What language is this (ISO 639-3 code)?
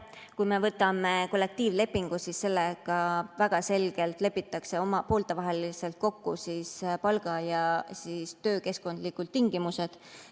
est